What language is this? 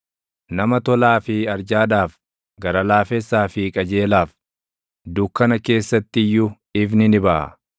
Oromo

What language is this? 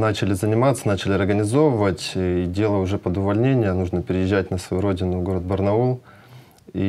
Russian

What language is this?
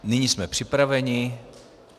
Czech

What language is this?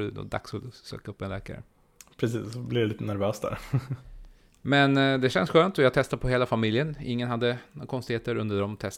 Swedish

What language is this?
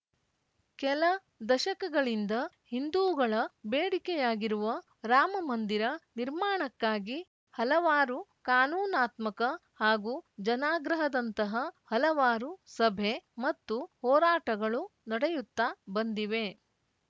Kannada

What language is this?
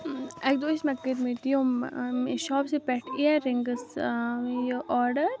Kashmiri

